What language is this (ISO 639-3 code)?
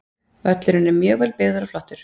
isl